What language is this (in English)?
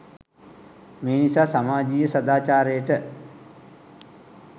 Sinhala